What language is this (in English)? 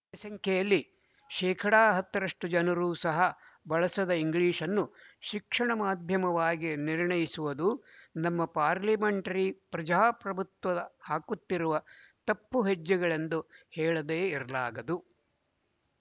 Kannada